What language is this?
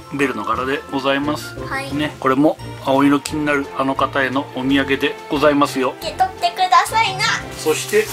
Japanese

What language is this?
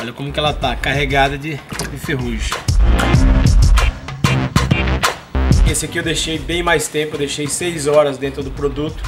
Portuguese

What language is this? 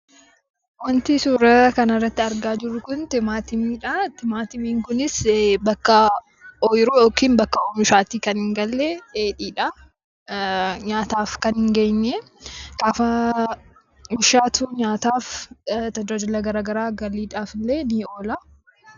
Oromo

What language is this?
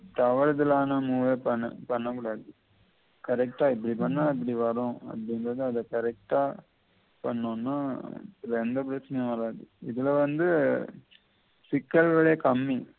Tamil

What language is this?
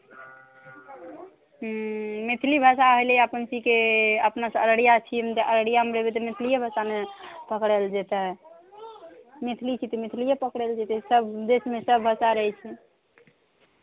Maithili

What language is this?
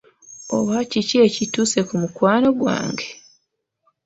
Ganda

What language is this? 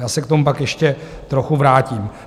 Czech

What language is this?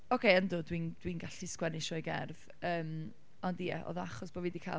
Welsh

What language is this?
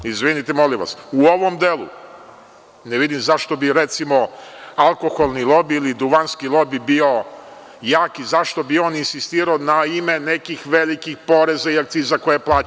Serbian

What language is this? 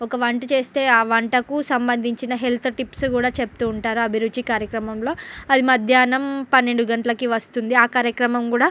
Telugu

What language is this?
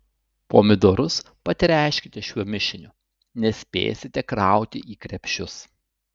Lithuanian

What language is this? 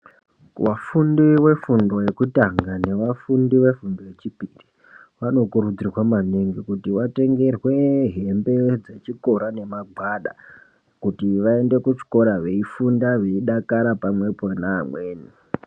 Ndau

